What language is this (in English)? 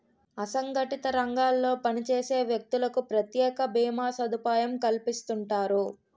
Telugu